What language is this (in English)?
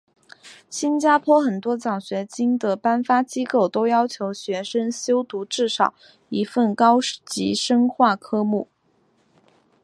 Chinese